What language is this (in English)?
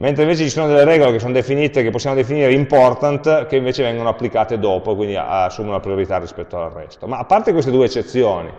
Italian